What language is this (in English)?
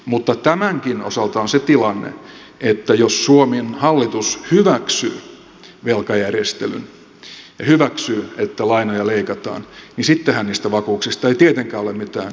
Finnish